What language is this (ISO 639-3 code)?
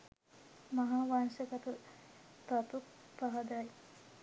sin